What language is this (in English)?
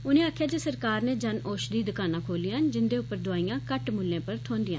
Dogri